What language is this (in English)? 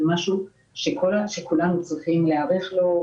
Hebrew